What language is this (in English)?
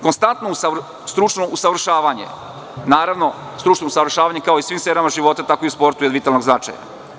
Serbian